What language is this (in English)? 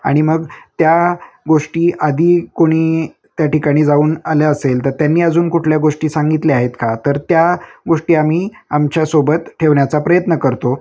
Marathi